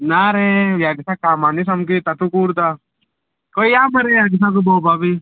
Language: Konkani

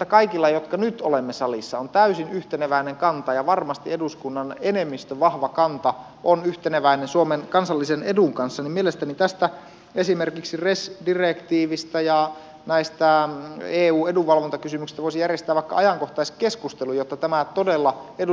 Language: Finnish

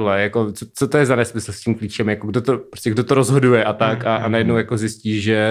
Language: Czech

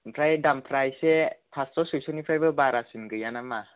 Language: Bodo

